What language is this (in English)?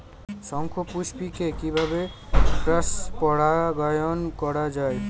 Bangla